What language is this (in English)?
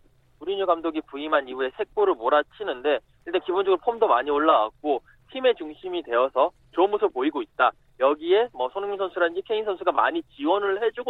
Korean